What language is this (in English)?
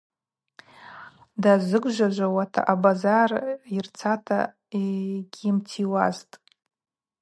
Abaza